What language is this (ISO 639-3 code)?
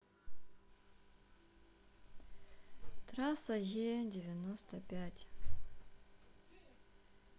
rus